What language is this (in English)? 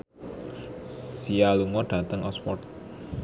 Javanese